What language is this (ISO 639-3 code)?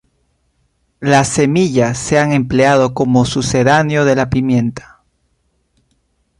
spa